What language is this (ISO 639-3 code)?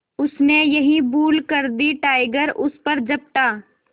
hin